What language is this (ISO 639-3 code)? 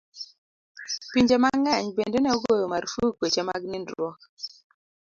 luo